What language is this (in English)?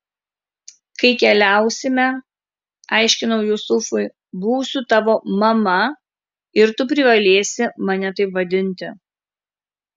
Lithuanian